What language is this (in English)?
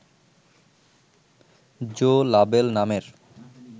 Bangla